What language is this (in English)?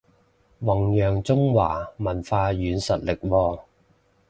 Cantonese